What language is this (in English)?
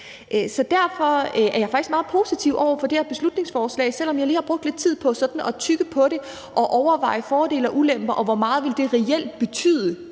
Danish